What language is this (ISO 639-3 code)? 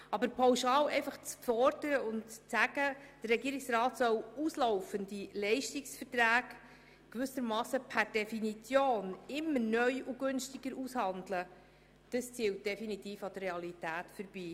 gsw